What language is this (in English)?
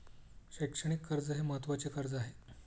Marathi